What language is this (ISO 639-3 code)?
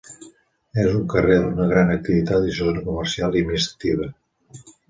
cat